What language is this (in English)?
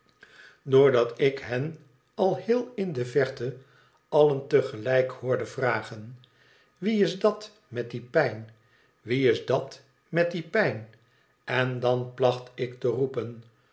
Dutch